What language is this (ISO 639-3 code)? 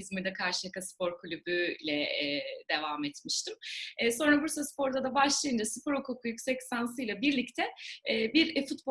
tur